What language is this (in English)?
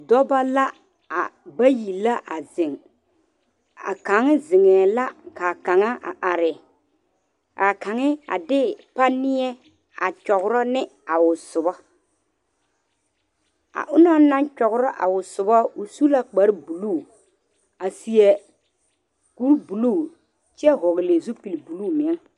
Southern Dagaare